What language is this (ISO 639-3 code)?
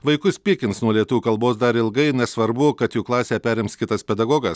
lit